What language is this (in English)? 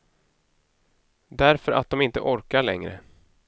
Swedish